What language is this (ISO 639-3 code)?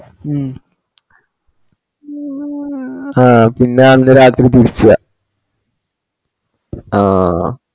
mal